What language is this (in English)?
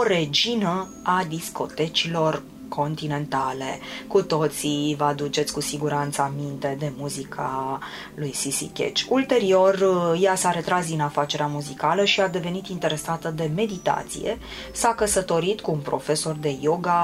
Romanian